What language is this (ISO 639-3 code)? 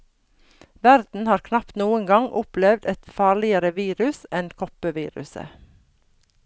nor